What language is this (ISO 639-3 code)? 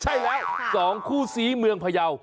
tha